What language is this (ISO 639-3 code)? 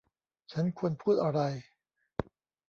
tha